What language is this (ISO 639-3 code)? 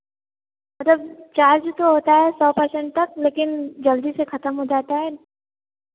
hin